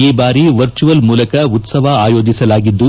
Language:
Kannada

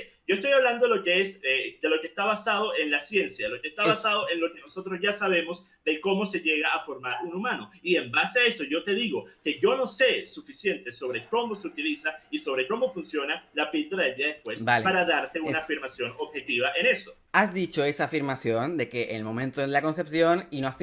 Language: Spanish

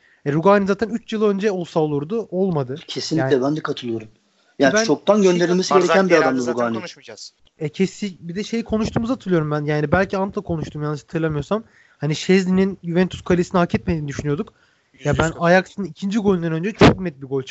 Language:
Turkish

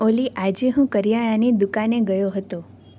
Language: Gujarati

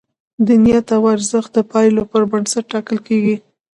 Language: Pashto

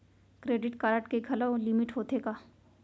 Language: Chhattisgarhi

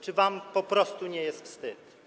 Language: Polish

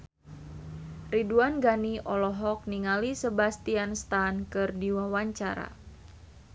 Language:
Sundanese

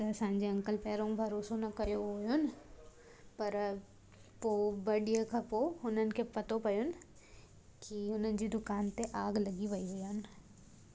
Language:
Sindhi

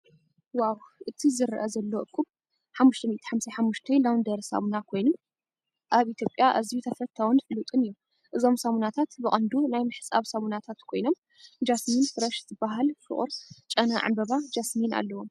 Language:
Tigrinya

